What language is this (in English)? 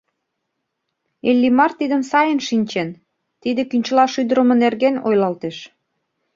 Mari